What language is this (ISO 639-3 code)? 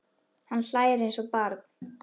isl